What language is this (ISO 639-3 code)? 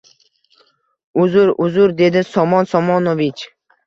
uzb